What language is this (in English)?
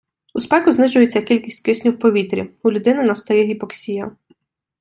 Ukrainian